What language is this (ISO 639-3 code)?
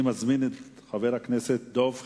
heb